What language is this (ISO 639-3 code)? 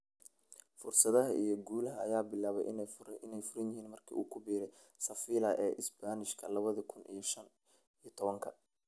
som